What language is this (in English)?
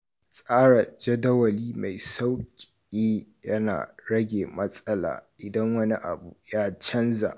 Hausa